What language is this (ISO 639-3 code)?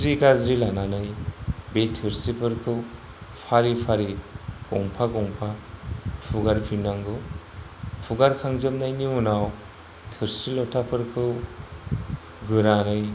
brx